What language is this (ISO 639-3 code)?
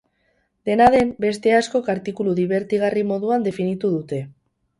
eus